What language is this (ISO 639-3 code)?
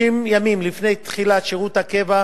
heb